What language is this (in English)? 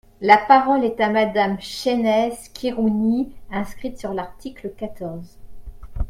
French